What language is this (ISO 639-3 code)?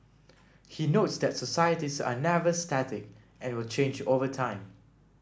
eng